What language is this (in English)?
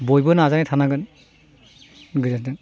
Bodo